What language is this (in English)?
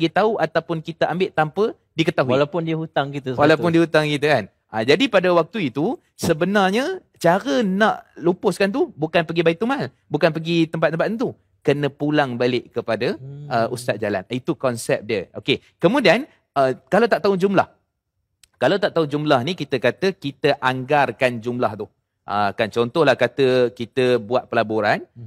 Malay